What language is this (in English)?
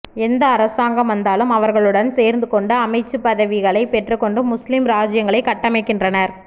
Tamil